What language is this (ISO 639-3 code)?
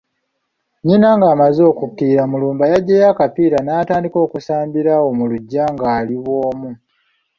lug